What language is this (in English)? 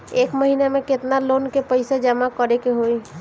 Bhojpuri